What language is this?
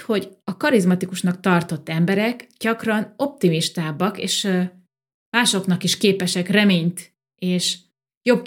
Hungarian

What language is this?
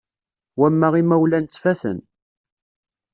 Kabyle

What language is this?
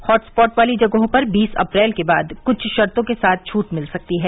Hindi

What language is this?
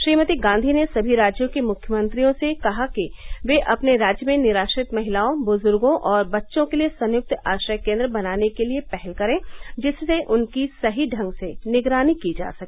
Hindi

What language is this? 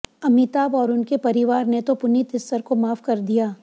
Hindi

